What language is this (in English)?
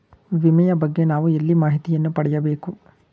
Kannada